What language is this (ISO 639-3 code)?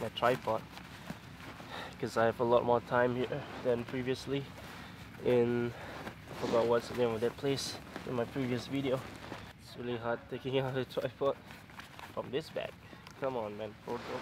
eng